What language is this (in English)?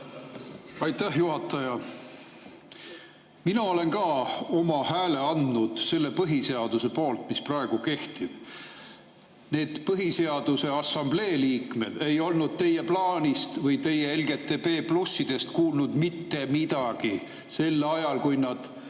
Estonian